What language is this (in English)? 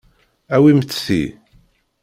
Kabyle